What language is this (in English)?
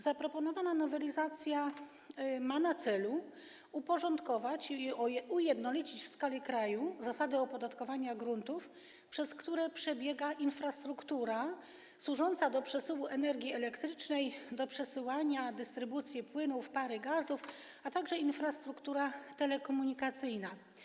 Polish